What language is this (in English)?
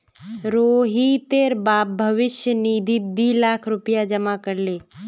Magahi